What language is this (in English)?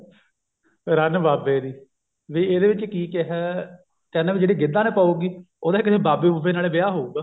Punjabi